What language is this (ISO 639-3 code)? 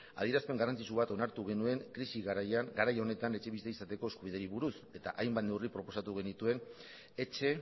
eus